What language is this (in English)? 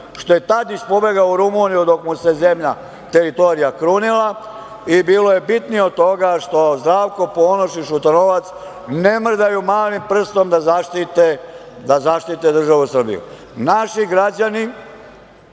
Serbian